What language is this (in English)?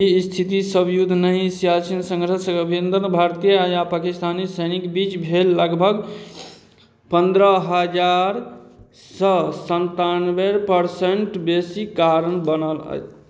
Maithili